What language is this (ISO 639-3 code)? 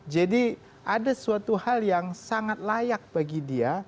ind